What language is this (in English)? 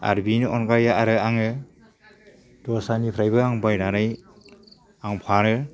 Bodo